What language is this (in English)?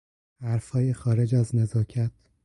Persian